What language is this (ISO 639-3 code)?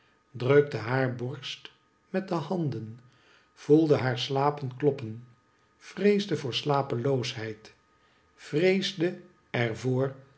nld